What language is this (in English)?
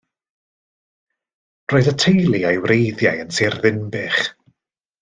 Welsh